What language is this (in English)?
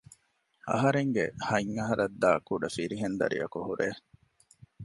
Divehi